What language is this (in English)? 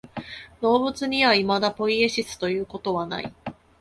Japanese